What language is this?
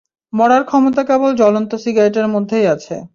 Bangla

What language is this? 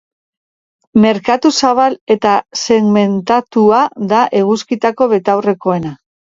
Basque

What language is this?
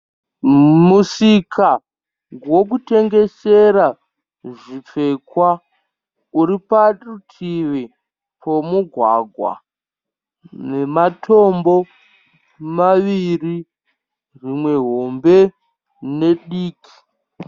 Shona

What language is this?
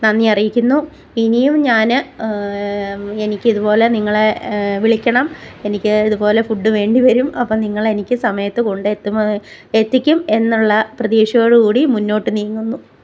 Malayalam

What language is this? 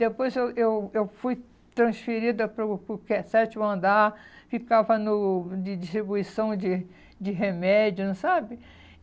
Portuguese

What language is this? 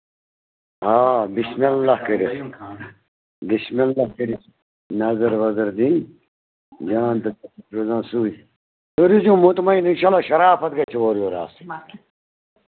Kashmiri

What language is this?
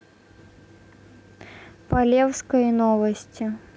Russian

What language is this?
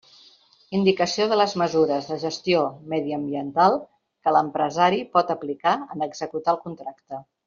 Catalan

